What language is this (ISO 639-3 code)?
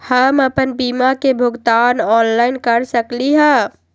mag